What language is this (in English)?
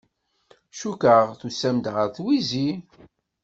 Kabyle